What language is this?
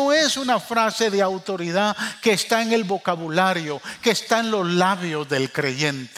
Spanish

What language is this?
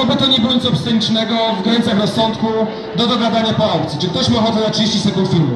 Polish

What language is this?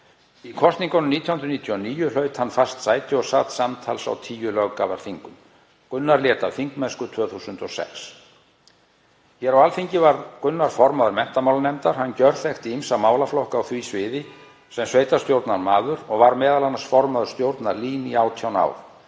Icelandic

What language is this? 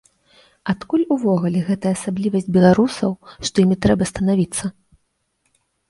Belarusian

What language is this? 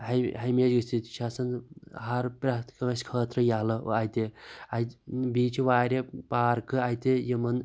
Kashmiri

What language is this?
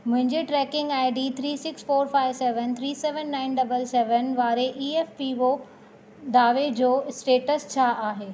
Sindhi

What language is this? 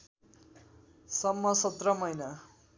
Nepali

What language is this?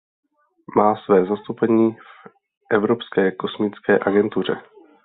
Czech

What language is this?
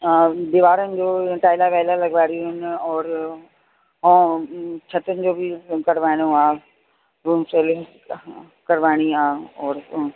Sindhi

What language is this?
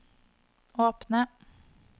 Norwegian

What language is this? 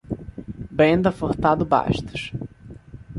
Portuguese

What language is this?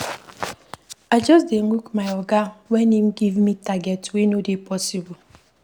Nigerian Pidgin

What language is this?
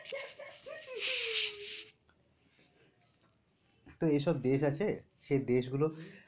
Bangla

